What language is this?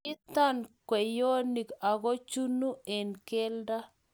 Kalenjin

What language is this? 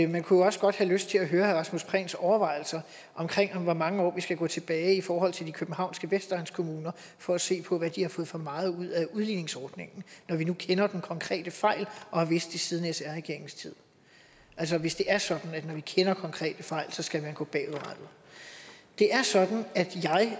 Danish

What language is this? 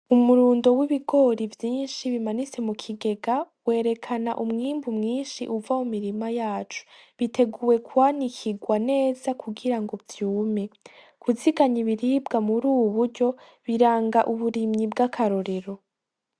Rundi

